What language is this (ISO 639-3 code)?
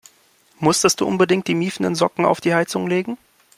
deu